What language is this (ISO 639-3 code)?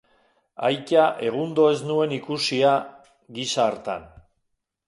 eus